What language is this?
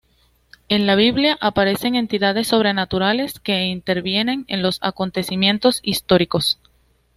Spanish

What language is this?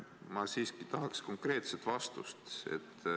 Estonian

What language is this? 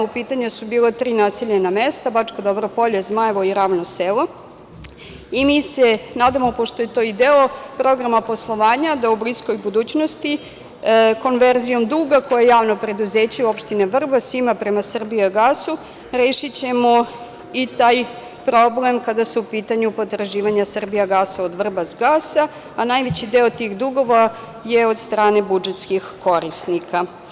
Serbian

